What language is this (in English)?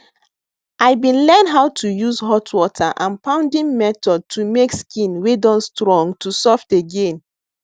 Nigerian Pidgin